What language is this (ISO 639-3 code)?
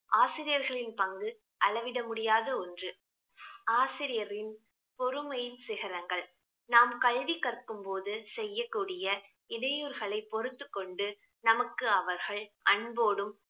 tam